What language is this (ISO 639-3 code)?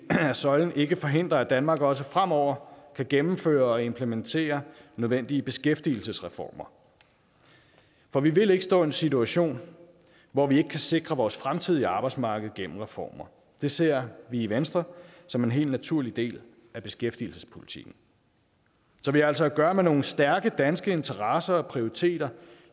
dan